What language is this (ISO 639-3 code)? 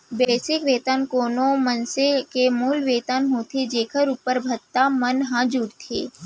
hne